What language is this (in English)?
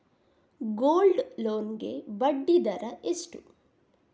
Kannada